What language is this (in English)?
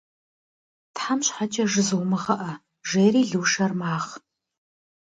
Kabardian